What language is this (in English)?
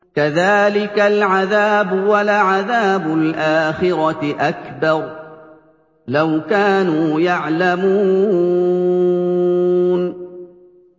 Arabic